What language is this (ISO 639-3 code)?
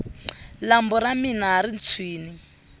tso